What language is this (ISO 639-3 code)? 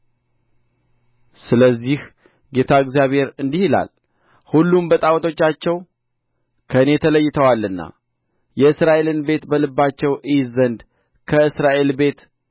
amh